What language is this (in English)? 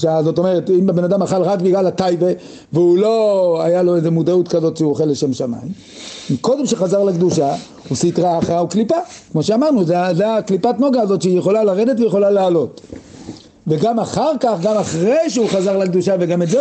Hebrew